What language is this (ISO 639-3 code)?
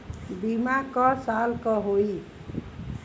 bho